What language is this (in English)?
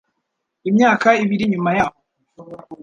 Kinyarwanda